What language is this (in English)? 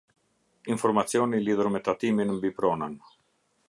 Albanian